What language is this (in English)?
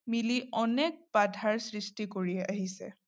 Assamese